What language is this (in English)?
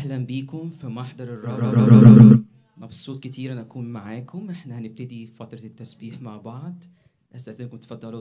Arabic